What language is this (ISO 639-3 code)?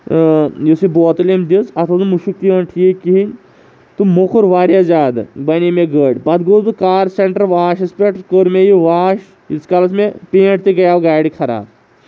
kas